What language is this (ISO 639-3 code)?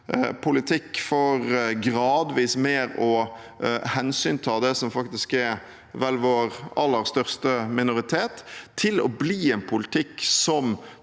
nor